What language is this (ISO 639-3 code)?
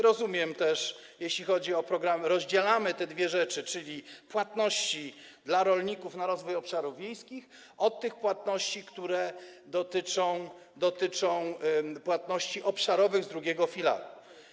pol